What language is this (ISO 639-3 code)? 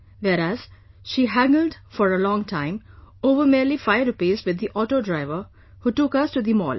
eng